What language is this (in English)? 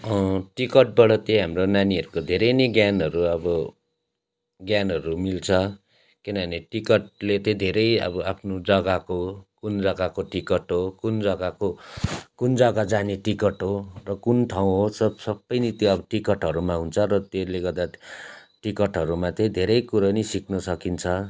Nepali